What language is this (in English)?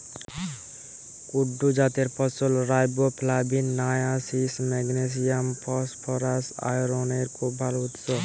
Bangla